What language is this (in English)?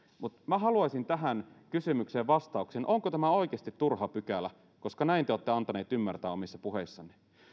Finnish